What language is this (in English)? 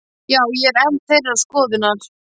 Icelandic